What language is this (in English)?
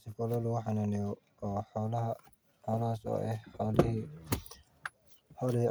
Somali